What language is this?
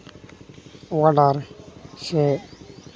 Santali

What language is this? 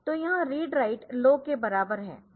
Hindi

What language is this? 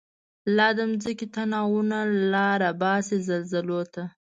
Pashto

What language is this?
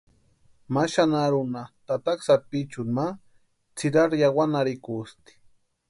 Western Highland Purepecha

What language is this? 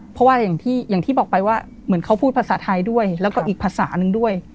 Thai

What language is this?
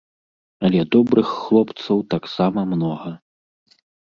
Belarusian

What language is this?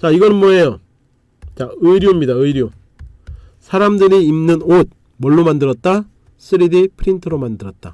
Korean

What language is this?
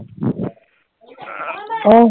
Assamese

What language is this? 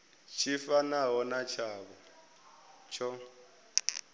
Venda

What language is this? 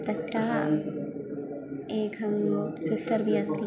Sanskrit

